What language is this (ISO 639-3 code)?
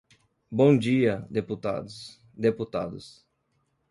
por